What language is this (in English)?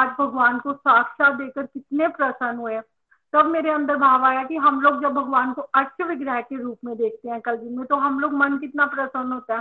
Hindi